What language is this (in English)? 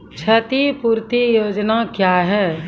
Maithili